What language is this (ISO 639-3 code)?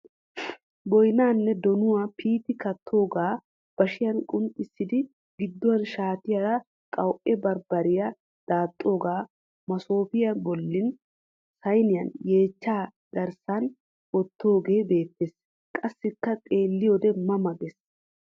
wal